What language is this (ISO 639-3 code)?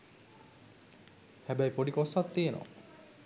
sin